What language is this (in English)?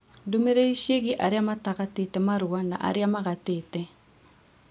Kikuyu